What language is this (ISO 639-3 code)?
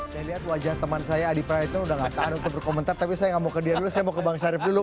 ind